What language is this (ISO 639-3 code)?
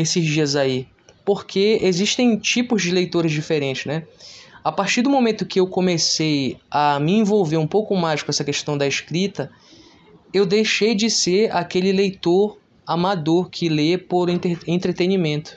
por